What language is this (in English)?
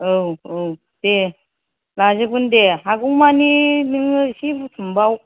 Bodo